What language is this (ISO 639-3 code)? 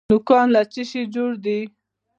pus